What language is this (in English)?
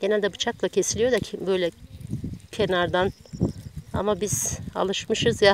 Turkish